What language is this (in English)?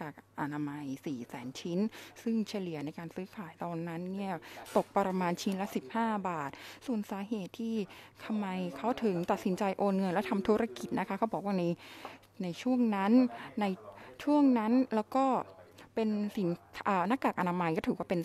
Thai